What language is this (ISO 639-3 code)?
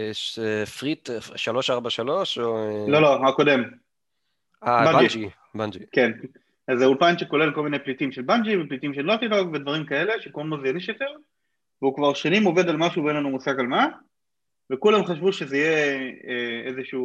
heb